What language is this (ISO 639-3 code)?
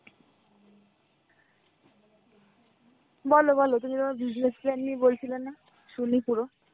ben